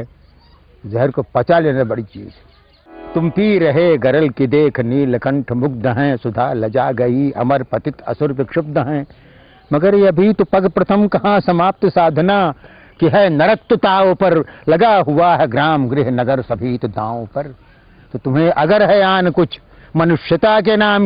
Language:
Hindi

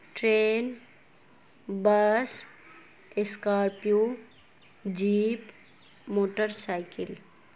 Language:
Urdu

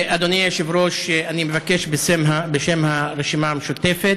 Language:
Hebrew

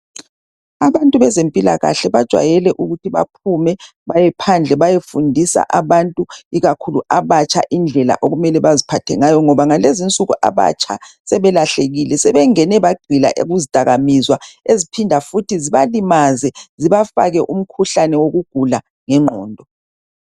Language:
North Ndebele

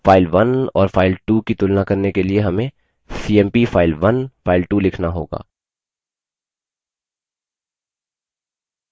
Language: Hindi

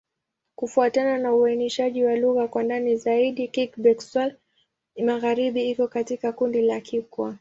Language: Swahili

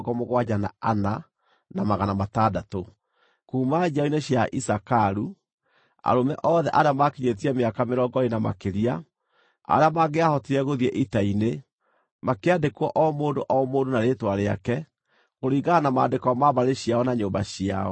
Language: Kikuyu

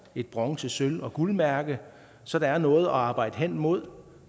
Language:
Danish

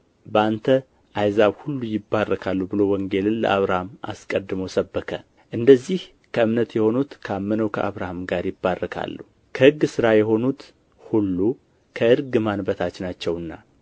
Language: Amharic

